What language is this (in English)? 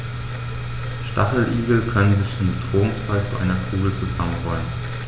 German